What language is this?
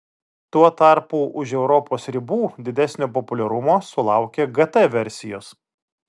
Lithuanian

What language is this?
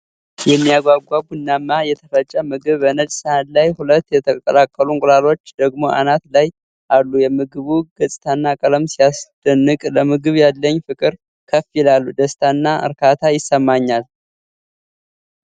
Amharic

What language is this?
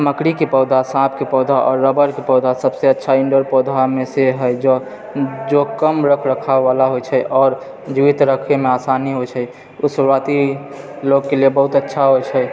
Maithili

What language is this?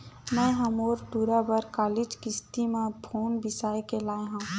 Chhattisgarhi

